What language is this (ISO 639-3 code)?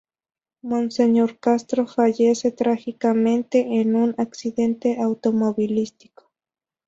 spa